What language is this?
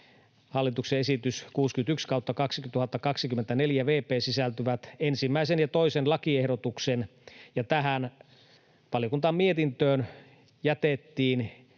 Finnish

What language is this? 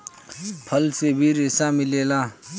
Bhojpuri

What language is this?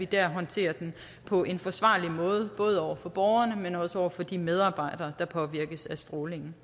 Danish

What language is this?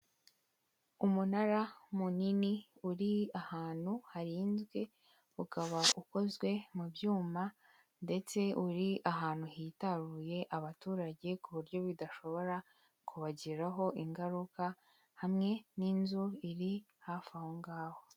Kinyarwanda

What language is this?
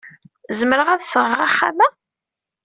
Kabyle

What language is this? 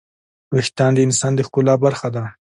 Pashto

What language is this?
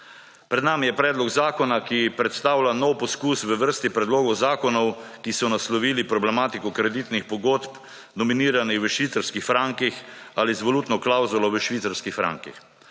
Slovenian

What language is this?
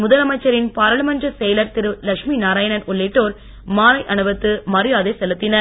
Tamil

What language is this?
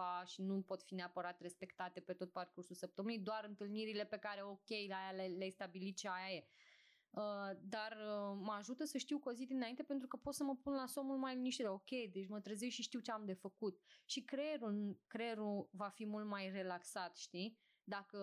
Romanian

